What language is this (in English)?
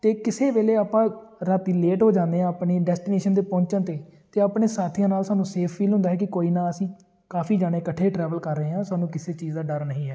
Punjabi